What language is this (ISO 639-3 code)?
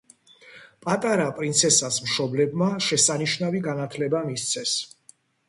kat